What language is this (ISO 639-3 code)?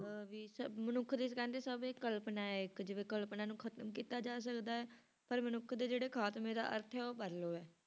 pan